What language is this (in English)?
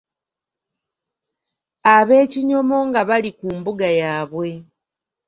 Ganda